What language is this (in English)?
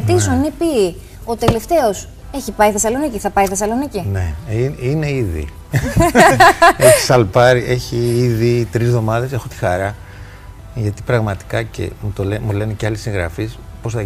Greek